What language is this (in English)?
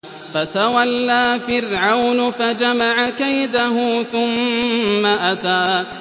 Arabic